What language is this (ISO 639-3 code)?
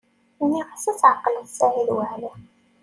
kab